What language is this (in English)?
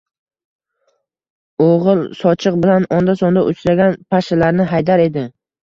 Uzbek